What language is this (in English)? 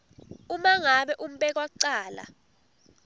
Swati